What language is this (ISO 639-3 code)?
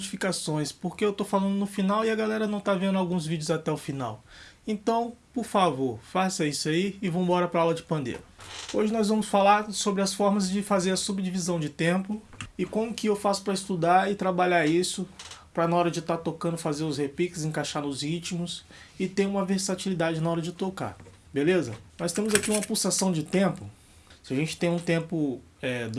por